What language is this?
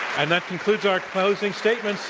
English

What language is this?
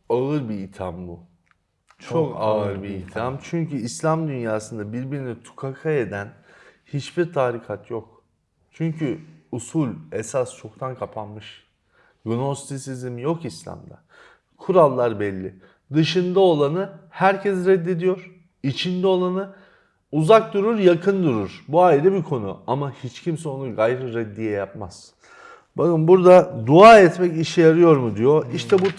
Turkish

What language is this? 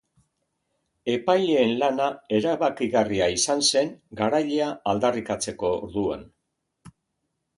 Basque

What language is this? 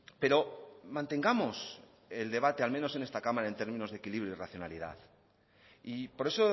Spanish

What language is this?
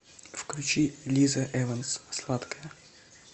Russian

